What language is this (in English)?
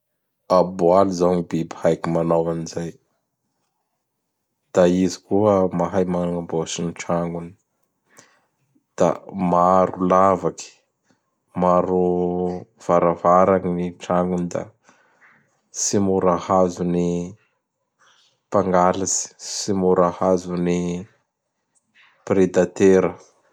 Bara Malagasy